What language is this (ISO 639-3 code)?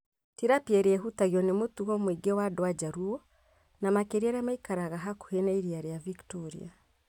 kik